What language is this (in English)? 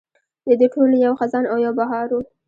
Pashto